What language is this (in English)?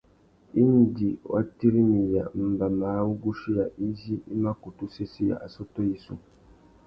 Tuki